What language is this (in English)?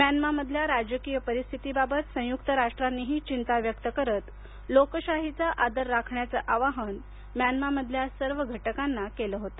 Marathi